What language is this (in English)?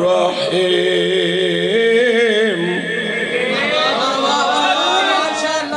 Arabic